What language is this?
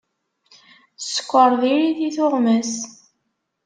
Kabyle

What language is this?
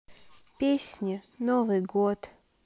Russian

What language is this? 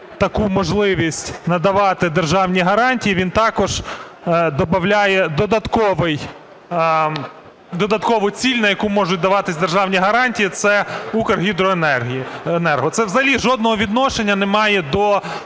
Ukrainian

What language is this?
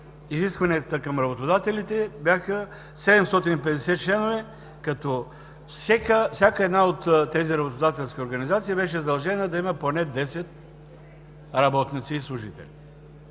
Bulgarian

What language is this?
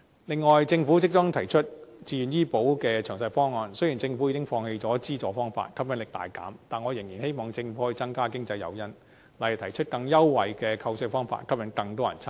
Cantonese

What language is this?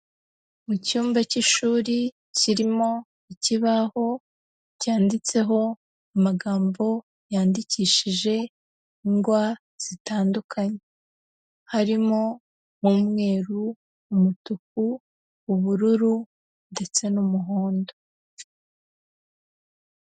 Kinyarwanda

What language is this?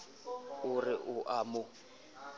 Southern Sotho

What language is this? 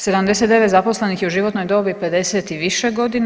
Croatian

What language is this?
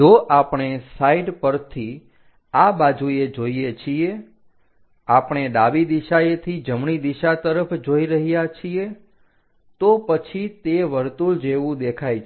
Gujarati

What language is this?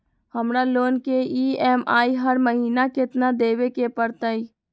Magahi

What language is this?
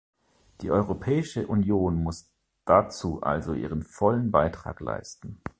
German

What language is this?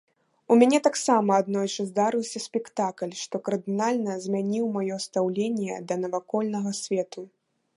Belarusian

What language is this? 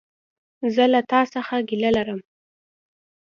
Pashto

